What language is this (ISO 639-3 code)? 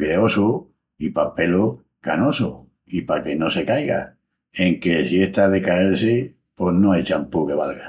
ext